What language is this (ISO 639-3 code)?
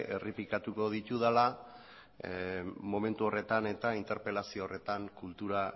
eus